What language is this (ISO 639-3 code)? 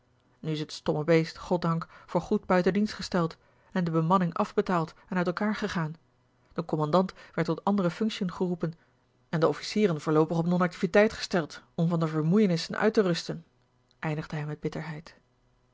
nld